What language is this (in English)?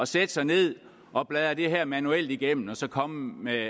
Danish